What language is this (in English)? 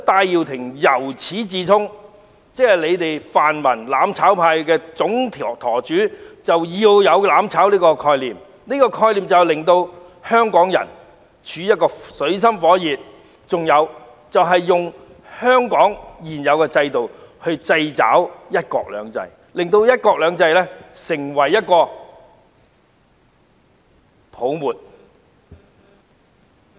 Cantonese